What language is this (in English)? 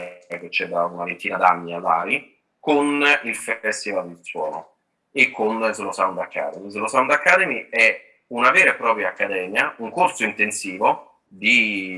Italian